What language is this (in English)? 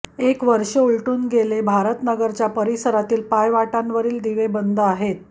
Marathi